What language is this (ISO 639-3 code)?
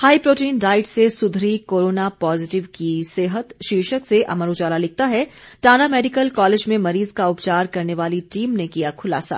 hin